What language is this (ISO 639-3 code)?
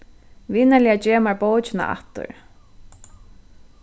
fao